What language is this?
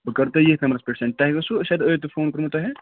Kashmiri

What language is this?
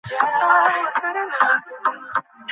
Bangla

